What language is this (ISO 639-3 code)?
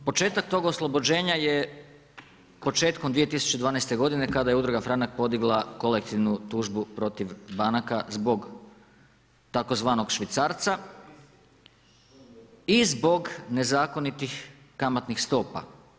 hrv